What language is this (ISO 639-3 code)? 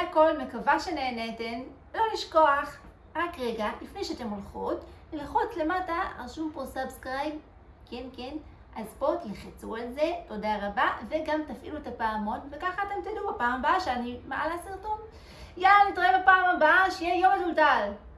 heb